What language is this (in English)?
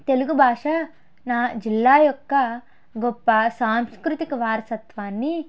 Telugu